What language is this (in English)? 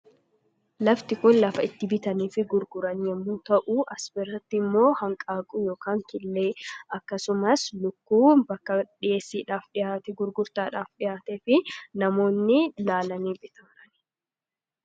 Oromo